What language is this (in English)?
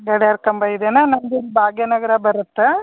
Kannada